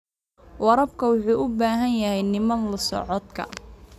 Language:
Somali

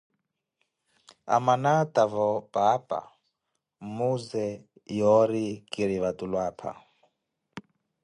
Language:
Koti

